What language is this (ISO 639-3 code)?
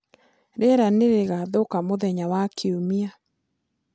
kik